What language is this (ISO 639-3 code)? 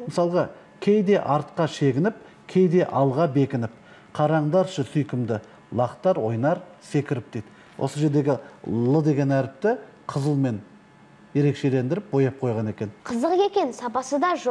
rus